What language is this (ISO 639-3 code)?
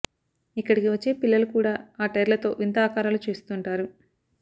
tel